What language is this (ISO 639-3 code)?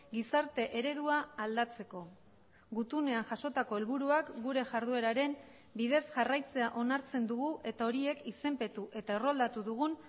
eus